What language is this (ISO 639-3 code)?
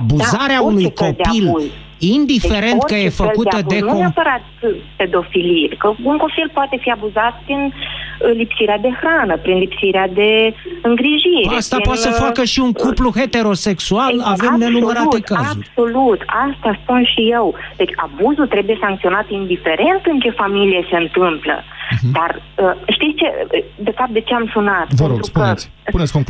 ron